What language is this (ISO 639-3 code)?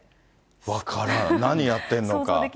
jpn